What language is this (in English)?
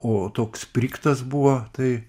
Lithuanian